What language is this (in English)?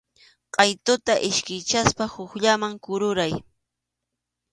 Arequipa-La Unión Quechua